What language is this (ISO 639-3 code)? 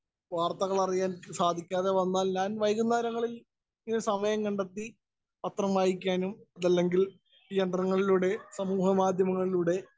mal